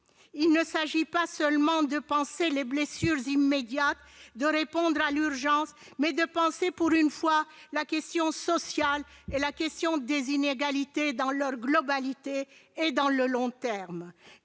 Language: French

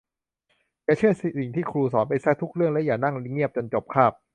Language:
Thai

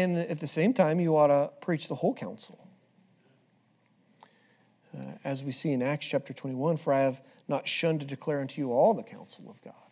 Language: English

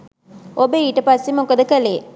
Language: Sinhala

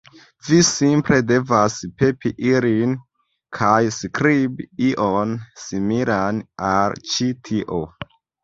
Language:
Esperanto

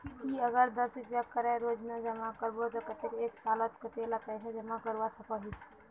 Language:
Magahi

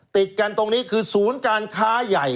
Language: Thai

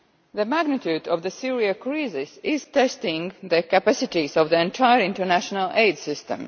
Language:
English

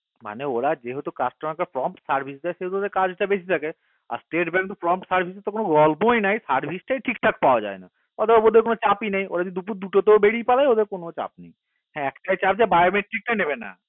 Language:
Bangla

